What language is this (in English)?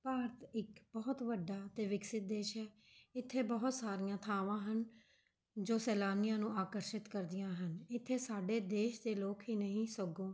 Punjabi